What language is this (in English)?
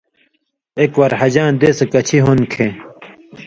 Indus Kohistani